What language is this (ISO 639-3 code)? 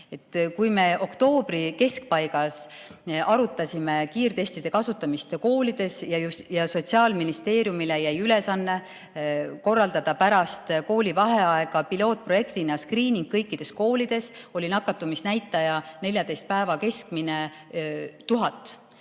est